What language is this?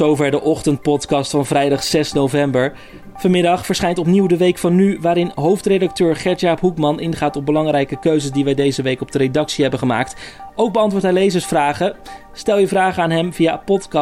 Dutch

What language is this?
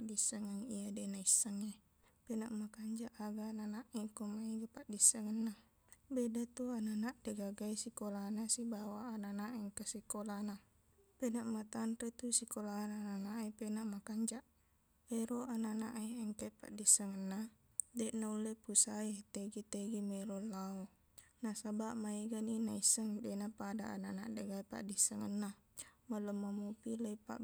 Buginese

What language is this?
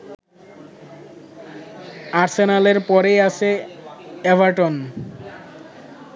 Bangla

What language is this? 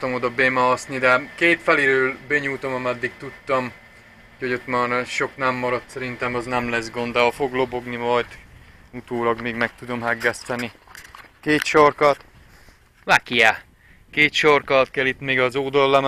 Hungarian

